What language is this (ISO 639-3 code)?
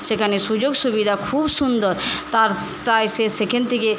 ben